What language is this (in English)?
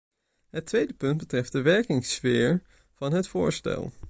Dutch